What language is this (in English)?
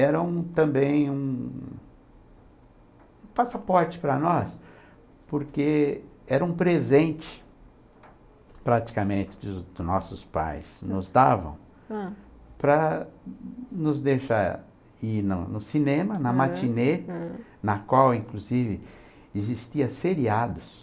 Portuguese